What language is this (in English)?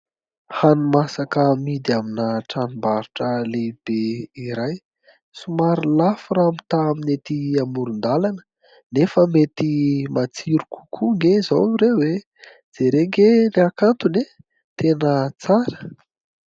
Malagasy